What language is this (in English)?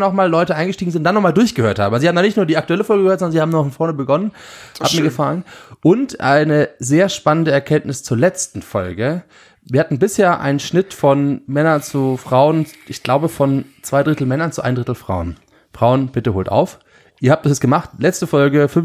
German